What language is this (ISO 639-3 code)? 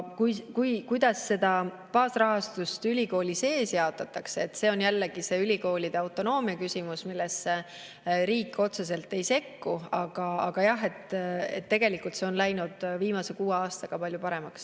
est